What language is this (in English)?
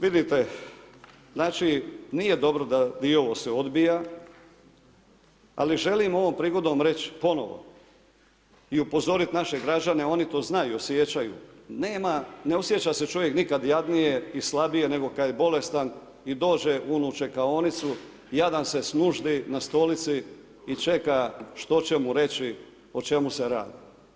Croatian